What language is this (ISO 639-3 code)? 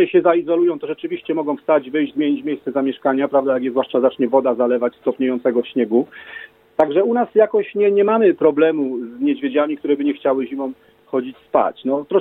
pol